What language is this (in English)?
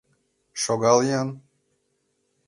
Mari